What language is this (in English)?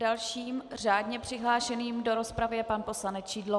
Czech